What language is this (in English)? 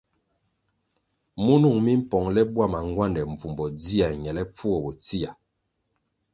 Kwasio